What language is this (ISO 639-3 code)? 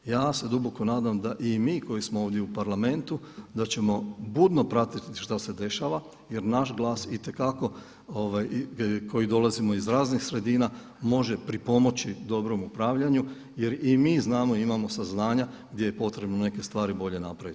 hrv